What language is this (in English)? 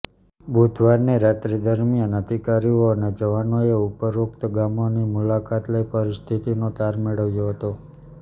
Gujarati